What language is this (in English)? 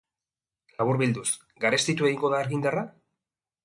Basque